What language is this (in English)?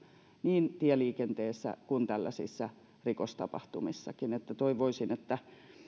Finnish